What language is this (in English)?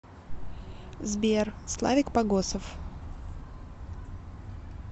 Russian